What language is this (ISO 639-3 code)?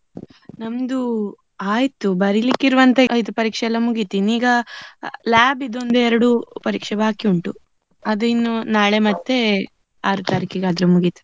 kan